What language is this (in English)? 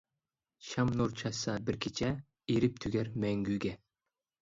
Uyghur